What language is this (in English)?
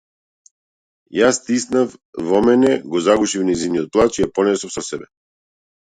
Macedonian